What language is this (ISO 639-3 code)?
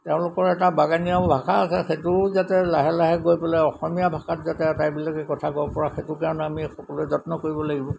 asm